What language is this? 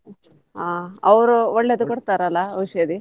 Kannada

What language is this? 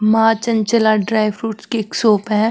Marwari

